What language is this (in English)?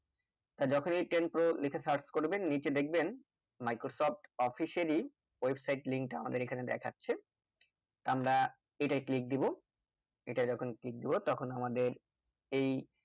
Bangla